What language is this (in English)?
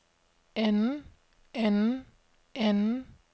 Danish